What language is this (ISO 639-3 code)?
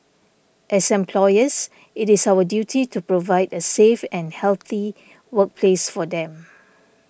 eng